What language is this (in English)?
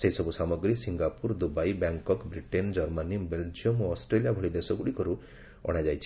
Odia